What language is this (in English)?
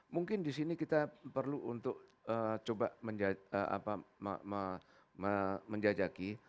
Indonesian